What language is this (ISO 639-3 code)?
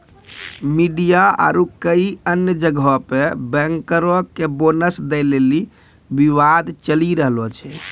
mai